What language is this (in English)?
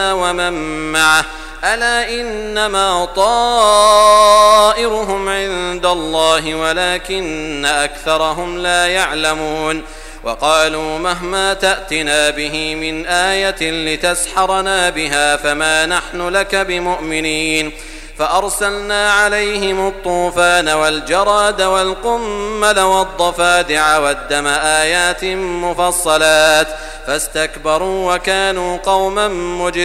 Arabic